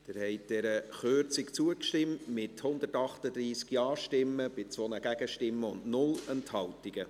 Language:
Swiss German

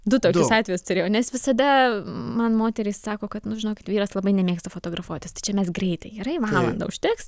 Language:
Lithuanian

